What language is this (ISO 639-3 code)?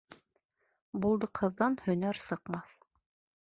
bak